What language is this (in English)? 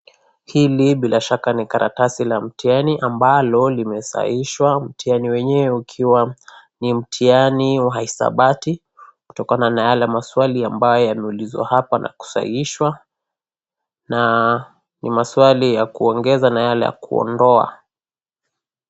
Swahili